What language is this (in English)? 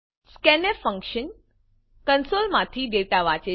Gujarati